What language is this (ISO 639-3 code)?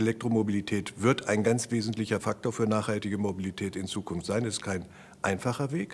deu